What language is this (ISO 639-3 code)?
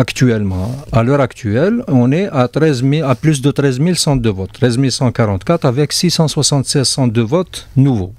fra